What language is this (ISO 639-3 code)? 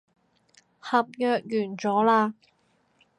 yue